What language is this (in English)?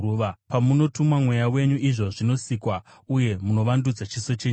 Shona